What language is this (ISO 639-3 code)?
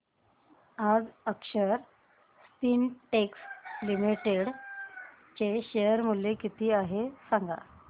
mar